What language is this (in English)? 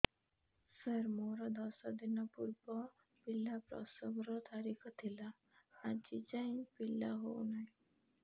Odia